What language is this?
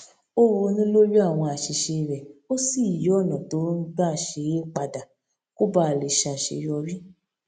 Yoruba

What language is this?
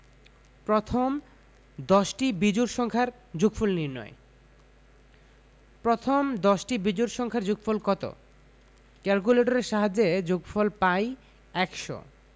Bangla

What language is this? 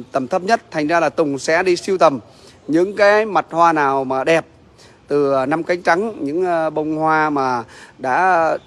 Vietnamese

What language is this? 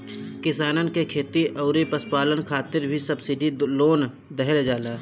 Bhojpuri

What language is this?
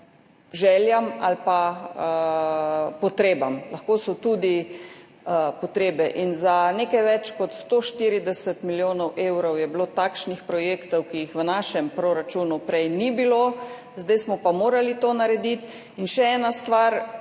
Slovenian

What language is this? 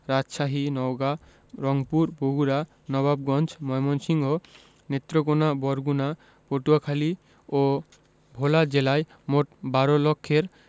Bangla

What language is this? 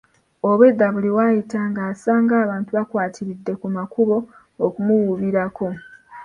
Ganda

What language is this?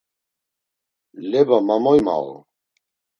Laz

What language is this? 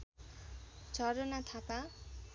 Nepali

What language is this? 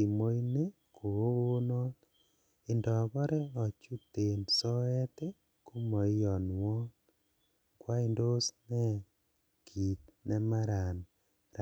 Kalenjin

